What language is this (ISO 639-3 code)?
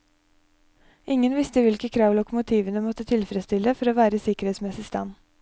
nor